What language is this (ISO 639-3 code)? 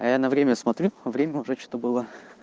rus